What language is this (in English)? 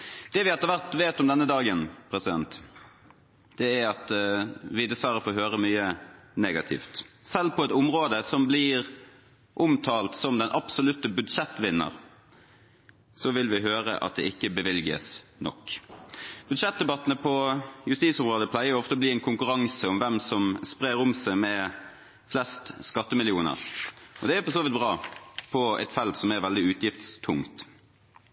Norwegian Bokmål